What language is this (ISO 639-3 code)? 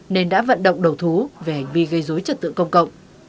vie